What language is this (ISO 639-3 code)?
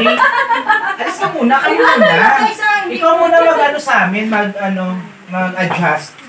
fil